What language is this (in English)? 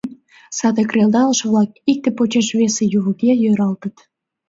Mari